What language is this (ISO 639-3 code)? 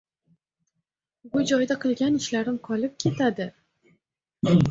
uzb